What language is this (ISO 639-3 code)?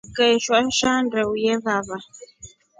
rof